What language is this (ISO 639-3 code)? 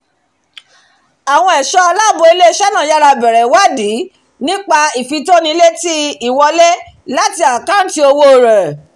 yor